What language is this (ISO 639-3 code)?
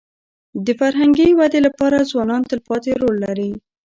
pus